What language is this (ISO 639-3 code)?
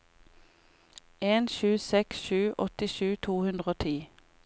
nor